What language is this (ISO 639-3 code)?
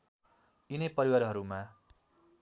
nep